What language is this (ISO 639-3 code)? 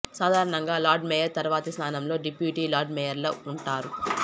tel